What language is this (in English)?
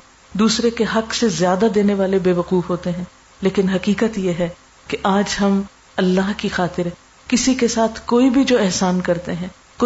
Urdu